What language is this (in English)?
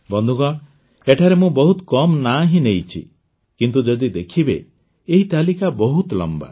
Odia